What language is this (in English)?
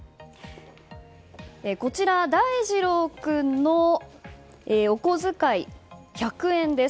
Japanese